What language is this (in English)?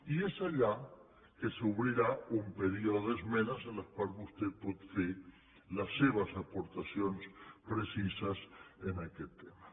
Catalan